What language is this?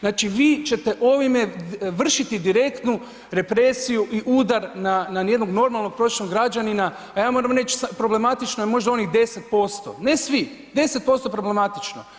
Croatian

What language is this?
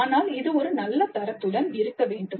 Tamil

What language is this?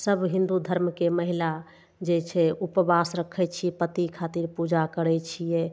Maithili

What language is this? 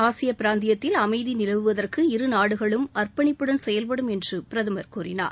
Tamil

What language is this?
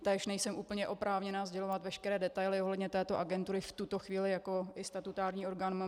Czech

